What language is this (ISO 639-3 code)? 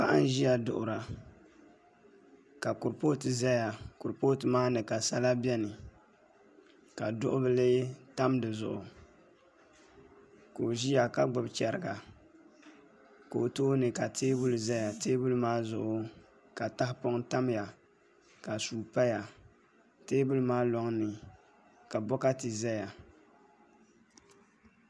dag